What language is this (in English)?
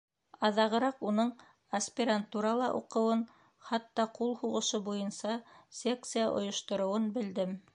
Bashkir